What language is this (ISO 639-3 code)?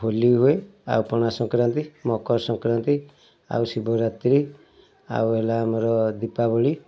ori